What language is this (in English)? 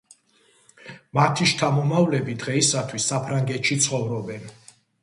Georgian